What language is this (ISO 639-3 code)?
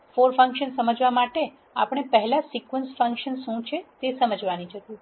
guj